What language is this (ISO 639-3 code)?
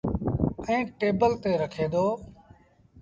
sbn